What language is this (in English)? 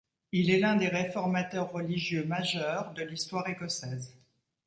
French